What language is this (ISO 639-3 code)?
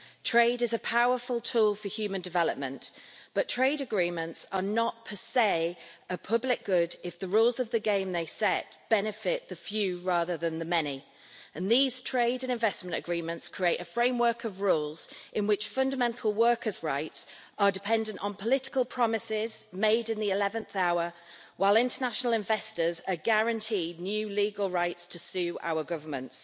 eng